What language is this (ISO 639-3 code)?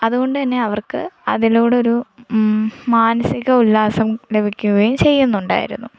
mal